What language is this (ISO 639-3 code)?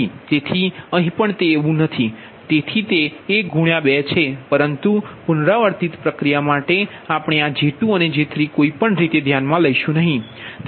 guj